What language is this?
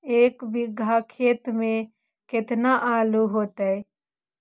Magahi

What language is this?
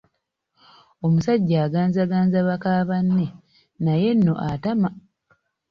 Ganda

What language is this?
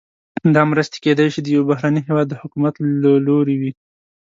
Pashto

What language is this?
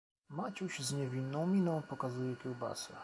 Polish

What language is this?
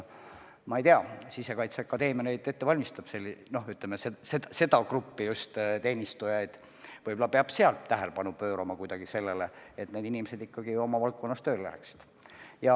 Estonian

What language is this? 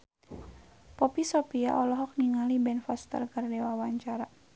Sundanese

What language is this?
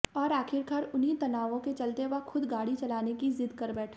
Hindi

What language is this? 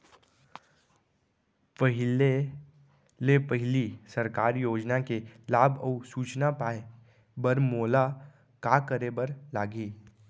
Chhattisgarhi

